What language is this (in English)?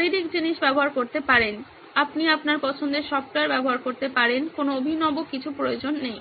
Bangla